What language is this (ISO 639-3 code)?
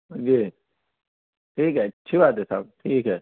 urd